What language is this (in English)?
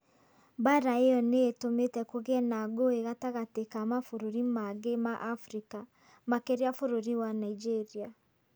Kikuyu